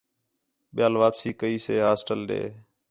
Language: Khetrani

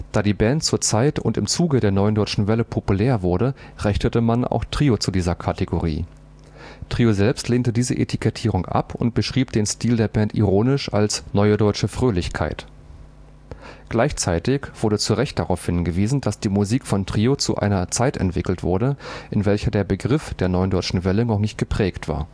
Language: German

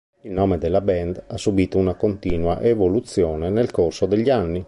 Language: Italian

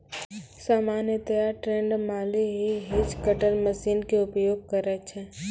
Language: Maithili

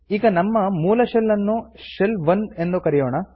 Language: Kannada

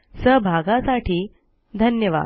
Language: Marathi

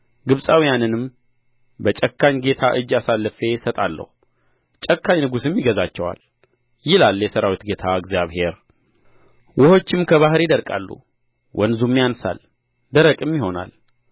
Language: Amharic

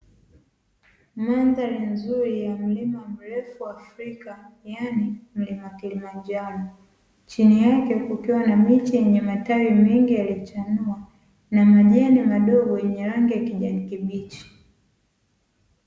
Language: Swahili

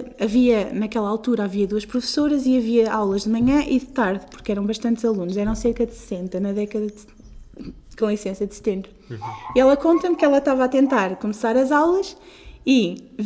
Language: Portuguese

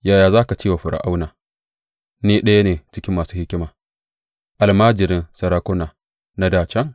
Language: Hausa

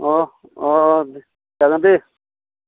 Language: Bodo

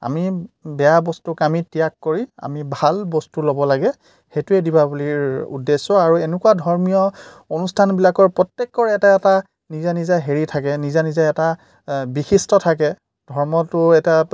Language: Assamese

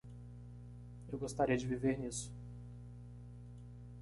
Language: Portuguese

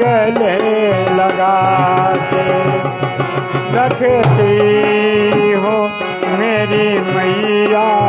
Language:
Hindi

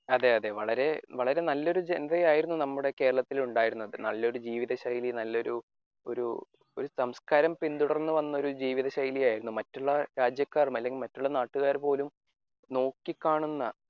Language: Malayalam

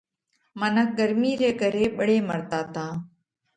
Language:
Parkari Koli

